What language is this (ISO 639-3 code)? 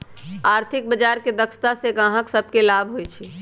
mag